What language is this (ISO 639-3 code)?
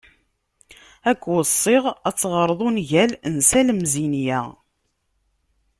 kab